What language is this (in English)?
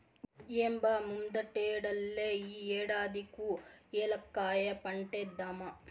Telugu